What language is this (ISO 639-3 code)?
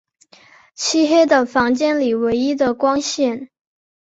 zho